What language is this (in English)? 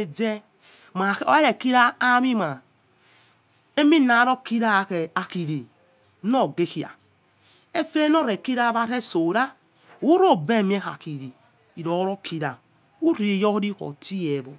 Yekhee